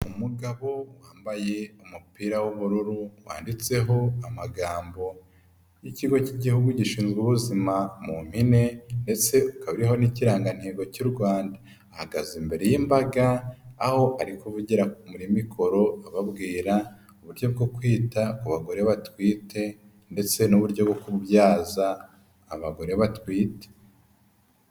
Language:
Kinyarwanda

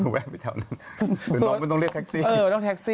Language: Thai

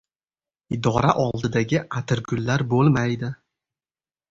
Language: Uzbek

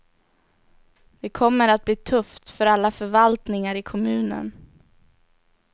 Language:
Swedish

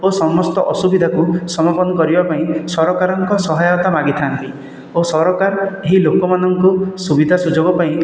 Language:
Odia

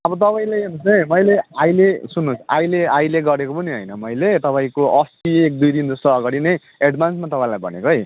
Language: Nepali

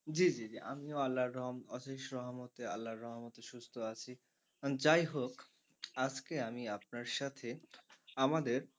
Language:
Bangla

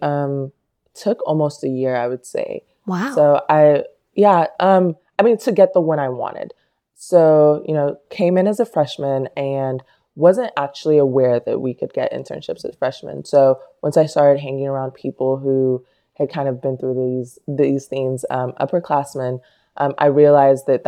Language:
English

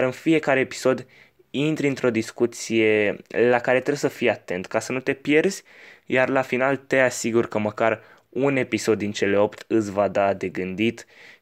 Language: Romanian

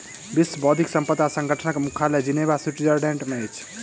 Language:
Maithili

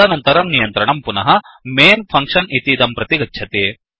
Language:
Sanskrit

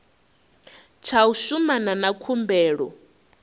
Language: Venda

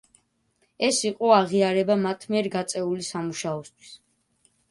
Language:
Georgian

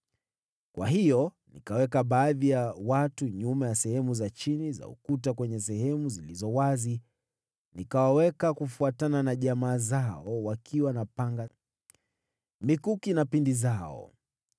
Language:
Swahili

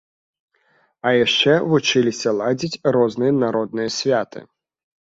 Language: Belarusian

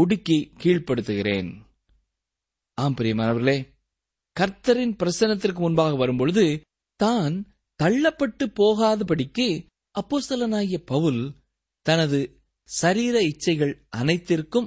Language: Tamil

